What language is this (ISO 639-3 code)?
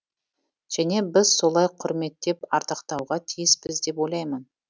kaz